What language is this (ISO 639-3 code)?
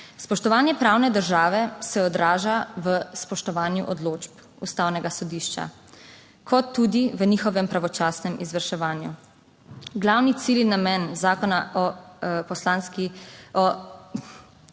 slv